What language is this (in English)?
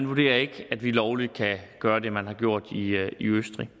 Danish